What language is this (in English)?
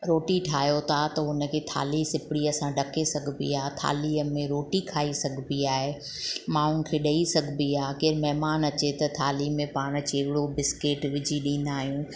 Sindhi